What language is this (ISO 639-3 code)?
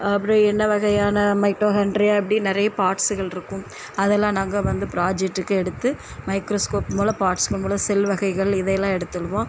tam